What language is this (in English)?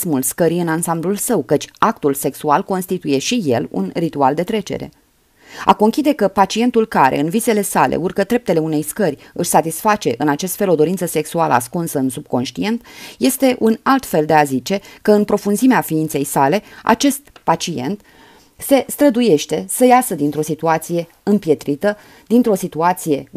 Romanian